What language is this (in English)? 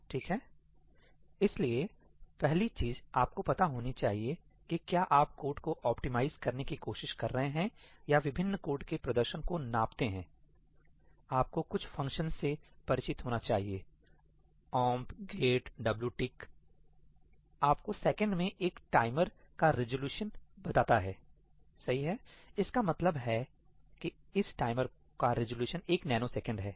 Hindi